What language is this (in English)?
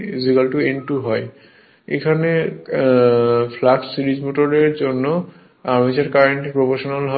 Bangla